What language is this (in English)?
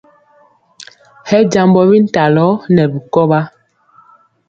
Mpiemo